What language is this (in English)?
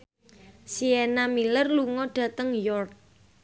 Javanese